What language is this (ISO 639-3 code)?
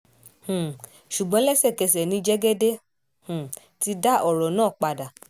yor